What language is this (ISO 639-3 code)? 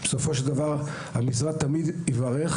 heb